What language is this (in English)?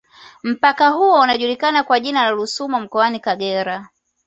Swahili